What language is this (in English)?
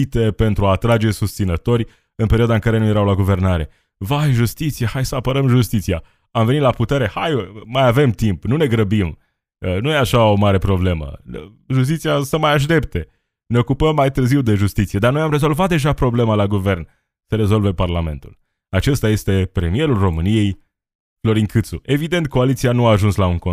Romanian